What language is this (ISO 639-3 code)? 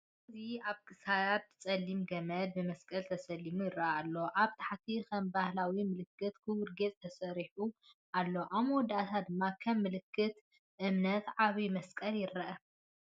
tir